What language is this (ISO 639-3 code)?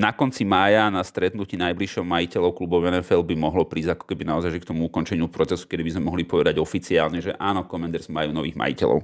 slk